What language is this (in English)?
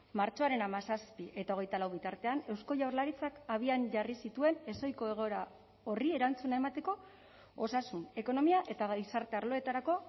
Basque